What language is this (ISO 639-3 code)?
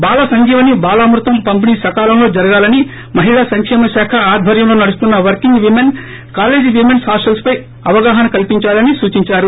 tel